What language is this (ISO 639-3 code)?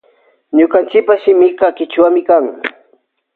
qvj